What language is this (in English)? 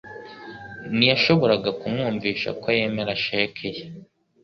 Kinyarwanda